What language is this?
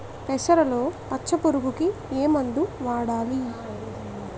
Telugu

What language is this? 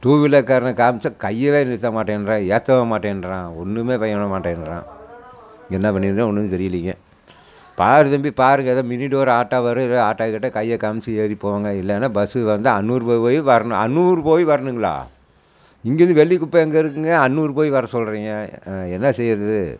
Tamil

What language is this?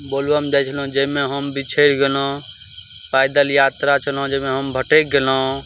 Maithili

